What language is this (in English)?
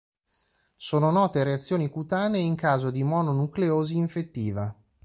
Italian